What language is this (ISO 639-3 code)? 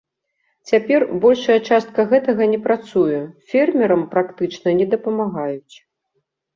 bel